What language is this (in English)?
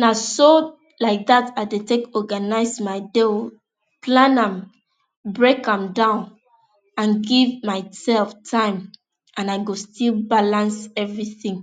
Nigerian Pidgin